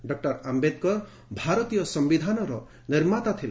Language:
Odia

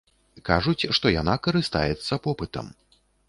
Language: Belarusian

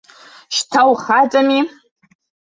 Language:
Abkhazian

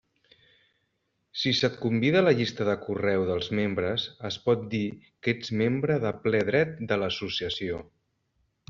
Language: Catalan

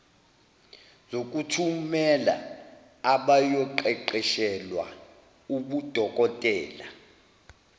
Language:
Zulu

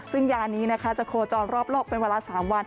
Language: Thai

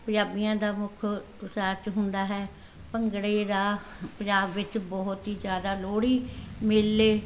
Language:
Punjabi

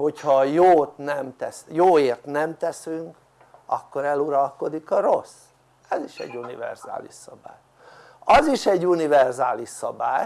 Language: Hungarian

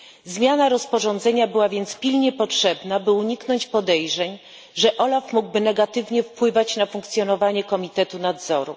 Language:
Polish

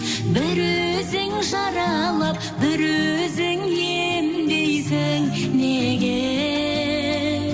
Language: Kazakh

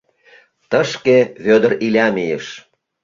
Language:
Mari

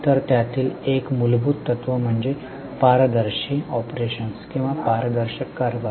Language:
Marathi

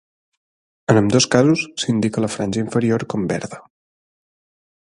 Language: Catalan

